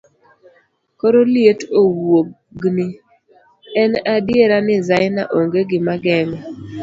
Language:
Luo (Kenya and Tanzania)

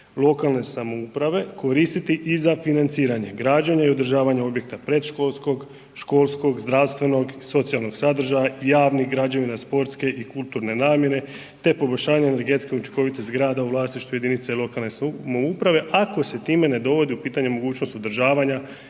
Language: Croatian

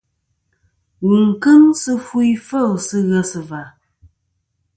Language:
Kom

